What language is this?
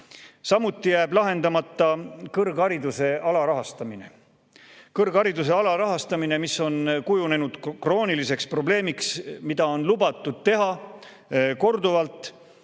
Estonian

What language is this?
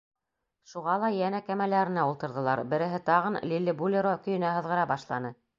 Bashkir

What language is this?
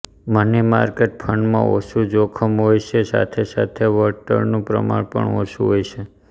Gujarati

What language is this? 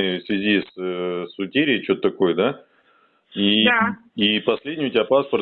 Russian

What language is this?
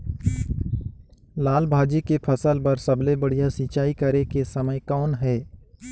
Chhattisgarhi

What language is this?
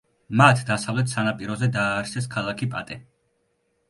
Georgian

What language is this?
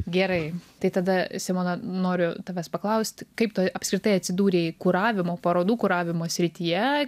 Lithuanian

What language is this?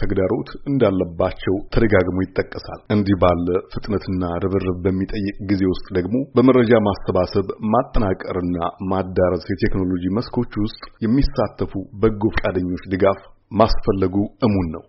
Amharic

